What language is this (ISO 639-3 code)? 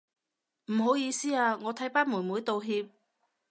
yue